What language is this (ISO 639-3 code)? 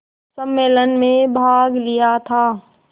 hin